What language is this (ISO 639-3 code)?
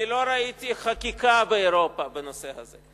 heb